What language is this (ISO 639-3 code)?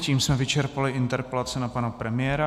ces